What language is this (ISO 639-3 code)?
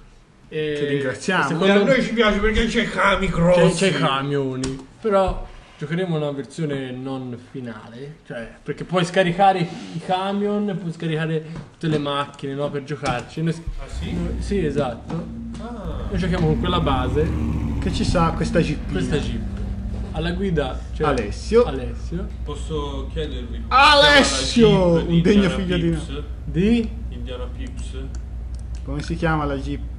ita